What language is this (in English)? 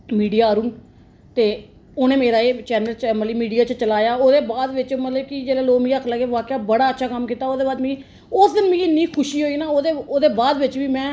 Dogri